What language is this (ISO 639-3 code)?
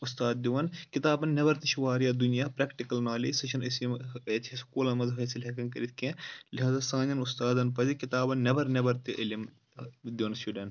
kas